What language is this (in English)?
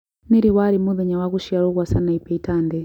Kikuyu